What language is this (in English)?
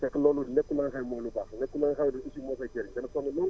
Wolof